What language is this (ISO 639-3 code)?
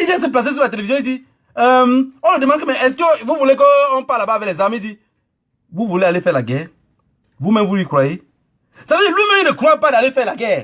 fra